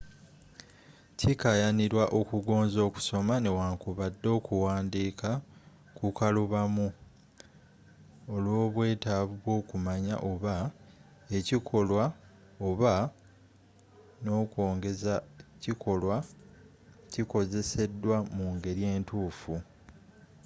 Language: Ganda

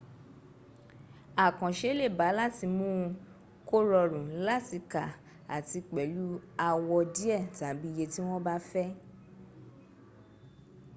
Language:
Yoruba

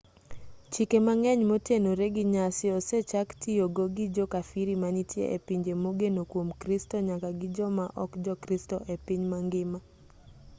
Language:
Luo (Kenya and Tanzania)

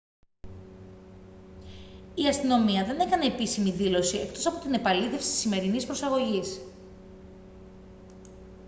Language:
Greek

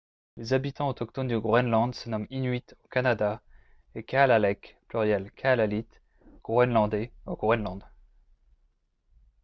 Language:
French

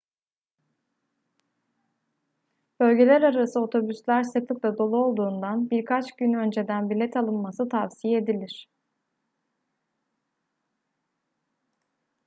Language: Turkish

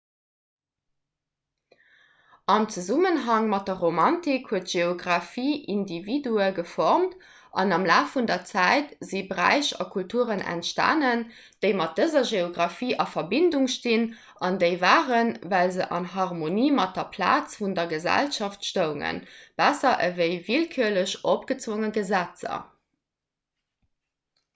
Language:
Luxembourgish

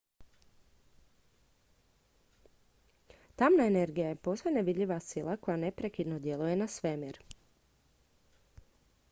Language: Croatian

